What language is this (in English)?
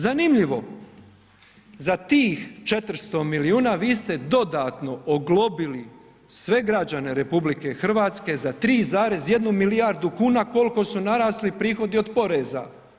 Croatian